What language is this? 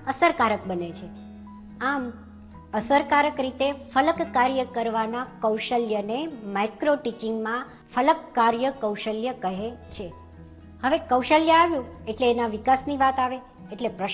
Gujarati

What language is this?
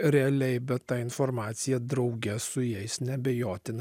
Lithuanian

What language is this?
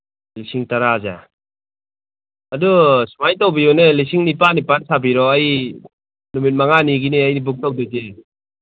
Manipuri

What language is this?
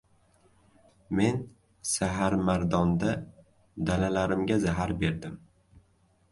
Uzbek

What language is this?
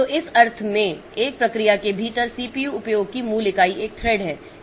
Hindi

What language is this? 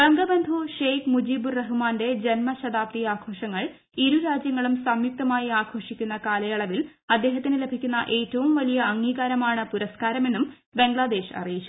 Malayalam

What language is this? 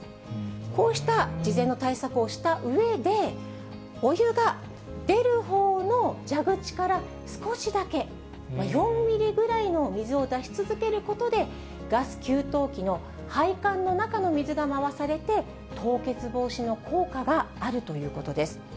Japanese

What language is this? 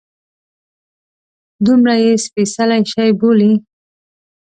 Pashto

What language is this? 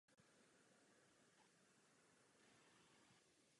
Czech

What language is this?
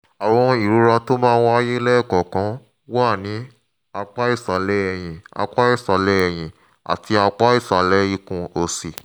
Yoruba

